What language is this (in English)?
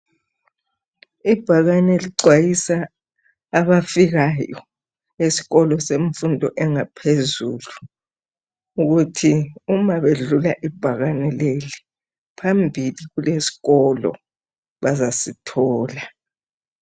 North Ndebele